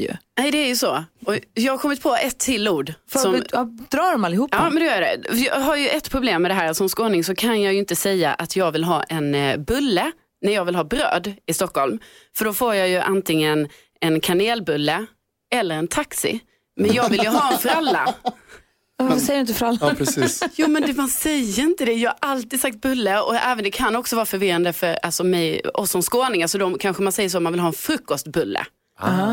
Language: Swedish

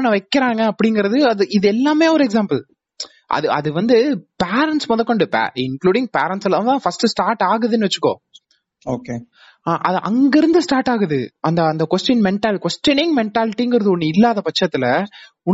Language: Tamil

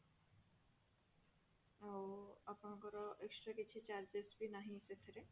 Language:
Odia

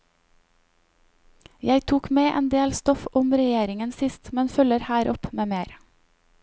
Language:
Norwegian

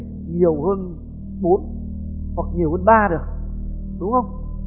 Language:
Vietnamese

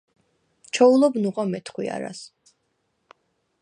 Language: Svan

